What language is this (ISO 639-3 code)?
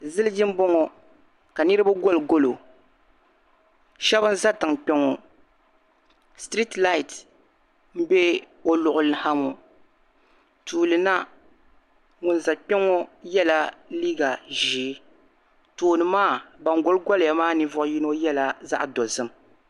dag